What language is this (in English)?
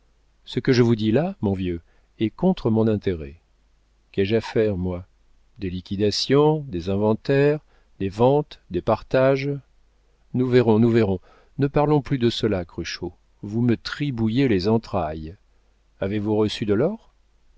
French